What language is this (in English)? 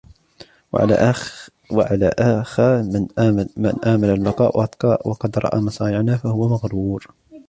Arabic